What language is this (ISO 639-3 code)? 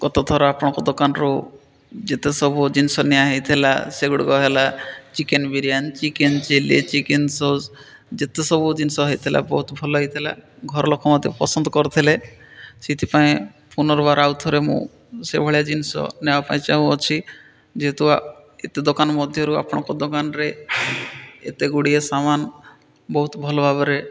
ori